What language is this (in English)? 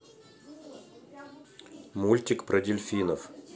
Russian